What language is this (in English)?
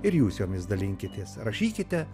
Lithuanian